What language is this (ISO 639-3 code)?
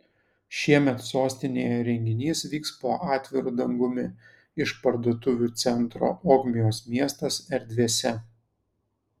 lit